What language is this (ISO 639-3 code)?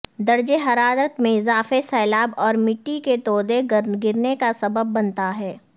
urd